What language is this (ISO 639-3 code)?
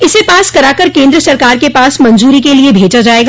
hin